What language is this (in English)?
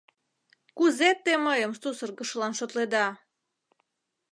Mari